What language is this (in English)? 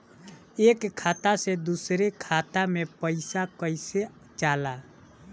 Bhojpuri